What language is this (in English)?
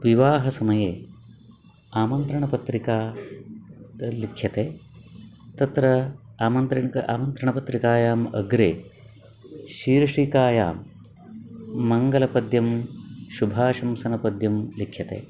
Sanskrit